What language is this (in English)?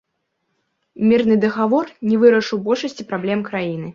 Belarusian